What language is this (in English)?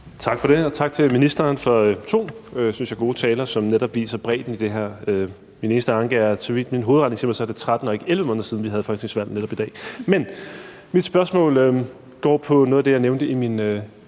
Danish